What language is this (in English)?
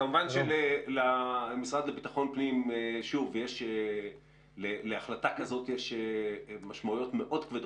Hebrew